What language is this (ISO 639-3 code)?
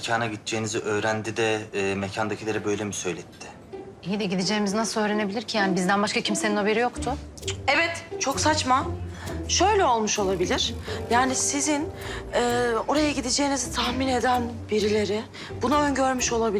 tur